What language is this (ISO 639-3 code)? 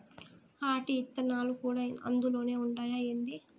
tel